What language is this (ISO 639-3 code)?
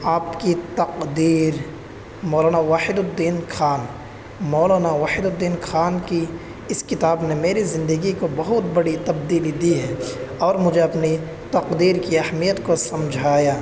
urd